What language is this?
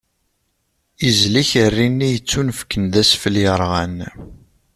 Kabyle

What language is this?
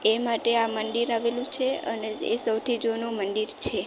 Gujarati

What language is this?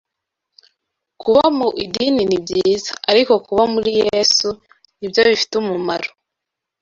Kinyarwanda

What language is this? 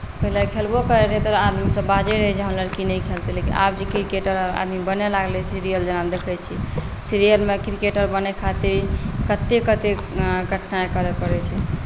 Maithili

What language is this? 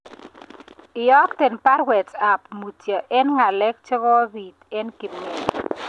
Kalenjin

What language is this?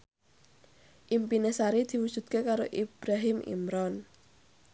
Javanese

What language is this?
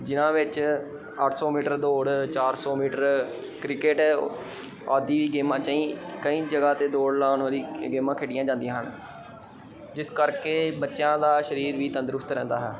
Punjabi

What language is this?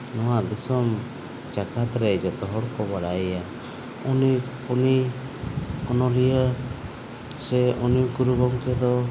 Santali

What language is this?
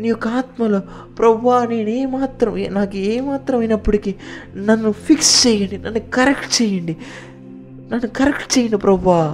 Telugu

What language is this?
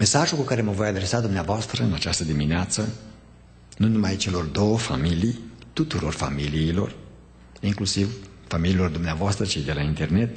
Romanian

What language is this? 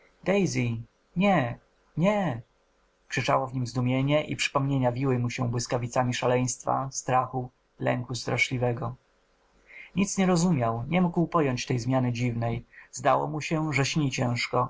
Polish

